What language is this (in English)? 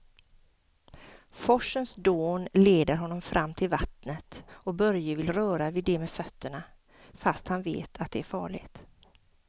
Swedish